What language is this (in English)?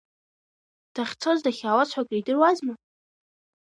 Abkhazian